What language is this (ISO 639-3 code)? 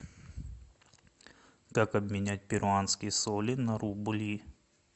rus